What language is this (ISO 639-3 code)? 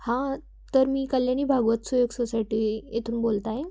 mar